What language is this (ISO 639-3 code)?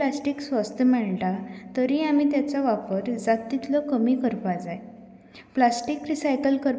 kok